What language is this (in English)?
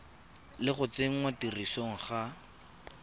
Tswana